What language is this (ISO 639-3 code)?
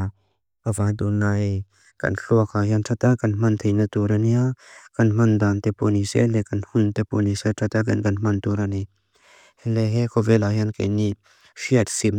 lus